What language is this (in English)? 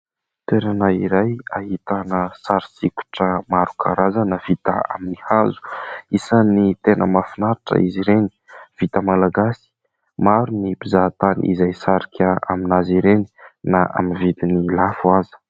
Malagasy